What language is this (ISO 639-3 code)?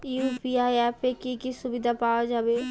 ben